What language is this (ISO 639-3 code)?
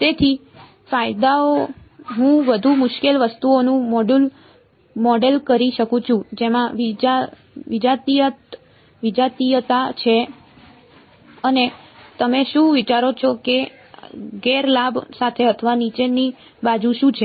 guj